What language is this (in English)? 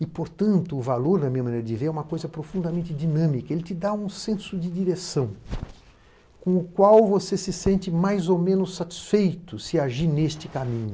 Portuguese